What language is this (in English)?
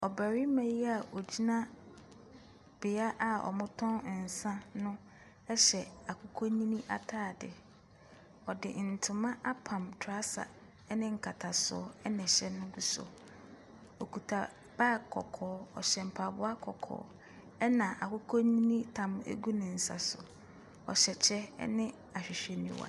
Akan